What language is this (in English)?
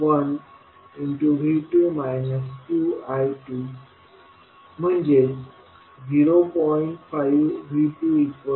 Marathi